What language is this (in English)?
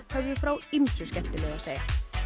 Icelandic